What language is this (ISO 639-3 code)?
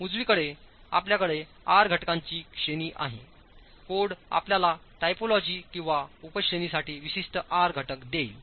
mar